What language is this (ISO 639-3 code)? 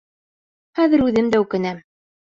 bak